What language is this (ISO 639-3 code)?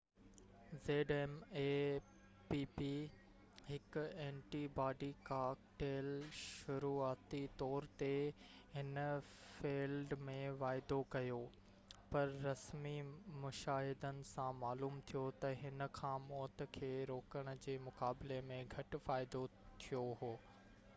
snd